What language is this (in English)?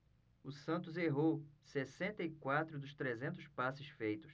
Portuguese